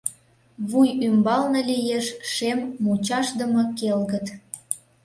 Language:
Mari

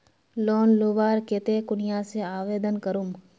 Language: Magahi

